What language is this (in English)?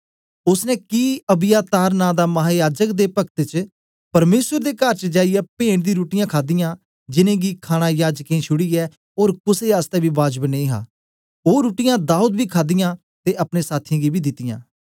Dogri